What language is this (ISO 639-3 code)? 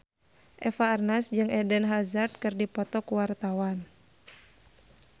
sun